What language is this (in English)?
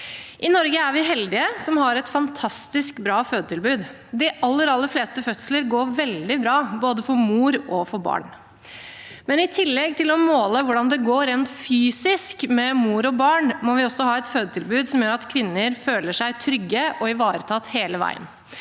Norwegian